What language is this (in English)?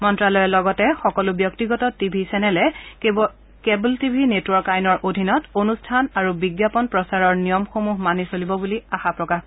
Assamese